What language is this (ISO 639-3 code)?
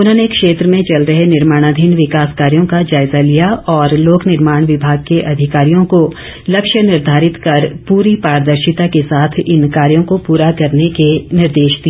hin